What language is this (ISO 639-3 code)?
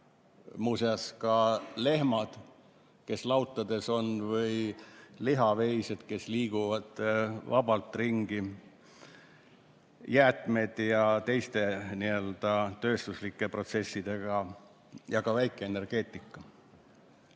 est